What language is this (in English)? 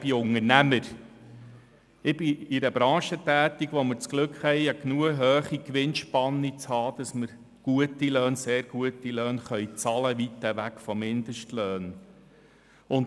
Swiss German